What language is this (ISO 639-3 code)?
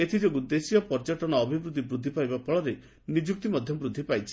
ori